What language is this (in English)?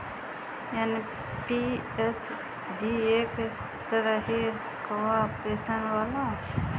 Bhojpuri